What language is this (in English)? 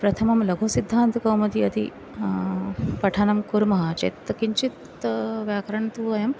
Sanskrit